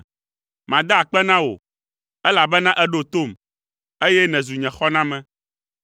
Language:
Ewe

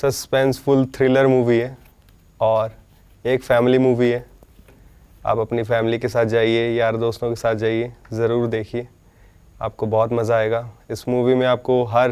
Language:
Punjabi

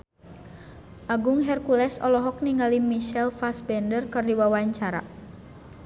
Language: Sundanese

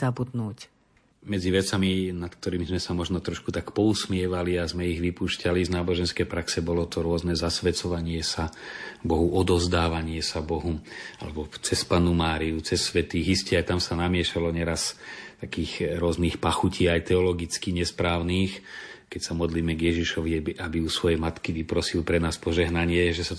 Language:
Slovak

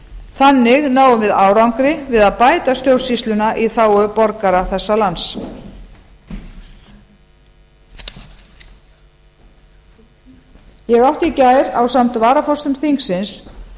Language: Icelandic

